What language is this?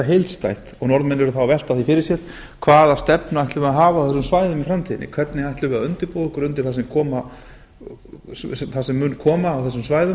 Icelandic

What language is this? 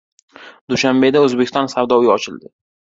Uzbek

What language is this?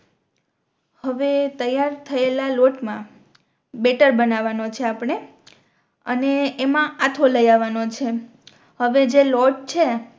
Gujarati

